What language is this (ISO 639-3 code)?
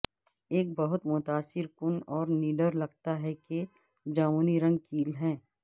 urd